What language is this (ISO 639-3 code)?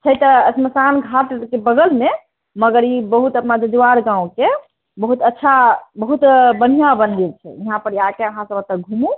mai